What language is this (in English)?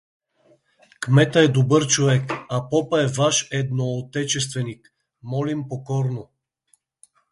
Bulgarian